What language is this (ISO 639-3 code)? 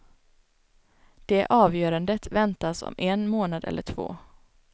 swe